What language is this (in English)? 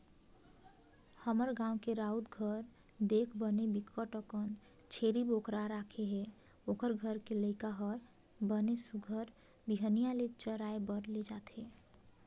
Chhattisgarhi